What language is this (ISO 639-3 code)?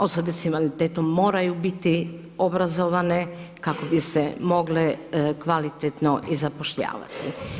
hrv